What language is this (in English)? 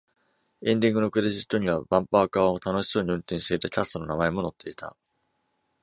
Japanese